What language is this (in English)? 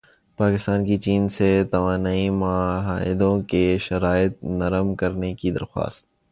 Urdu